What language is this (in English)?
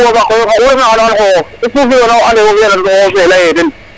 Serer